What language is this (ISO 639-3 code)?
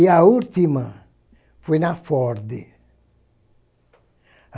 por